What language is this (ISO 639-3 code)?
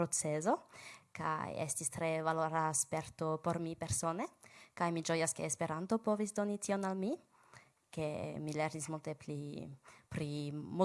pol